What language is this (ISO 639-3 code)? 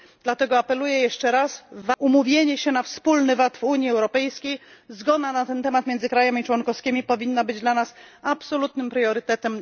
pol